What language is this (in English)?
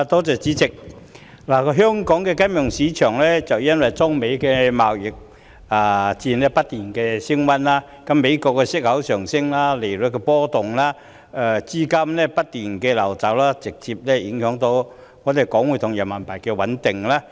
Cantonese